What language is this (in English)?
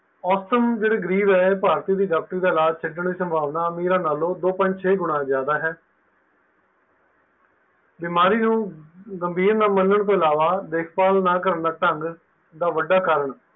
Punjabi